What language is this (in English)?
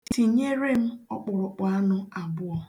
Igbo